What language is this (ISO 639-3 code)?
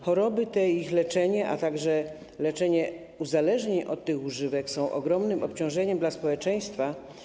pol